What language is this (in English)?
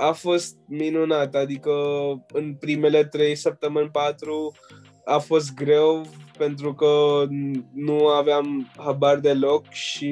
Romanian